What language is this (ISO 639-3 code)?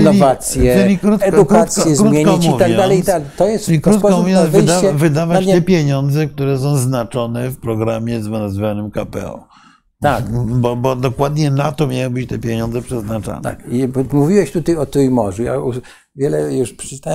pol